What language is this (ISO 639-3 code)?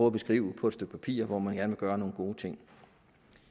dan